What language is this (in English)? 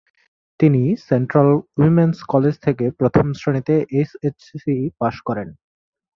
Bangla